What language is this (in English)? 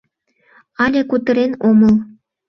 Mari